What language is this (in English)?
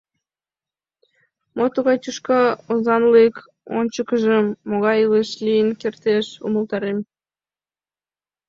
Mari